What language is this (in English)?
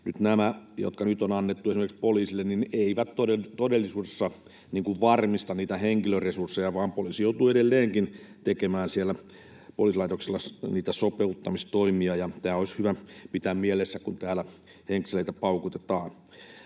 Finnish